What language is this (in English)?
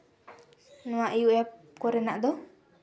Santali